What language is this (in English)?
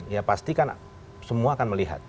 Indonesian